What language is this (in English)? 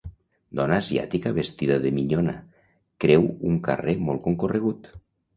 Catalan